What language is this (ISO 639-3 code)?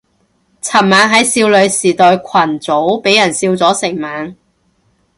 yue